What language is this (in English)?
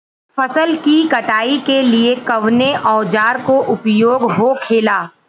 Bhojpuri